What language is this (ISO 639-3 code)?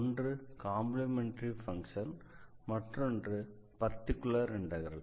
tam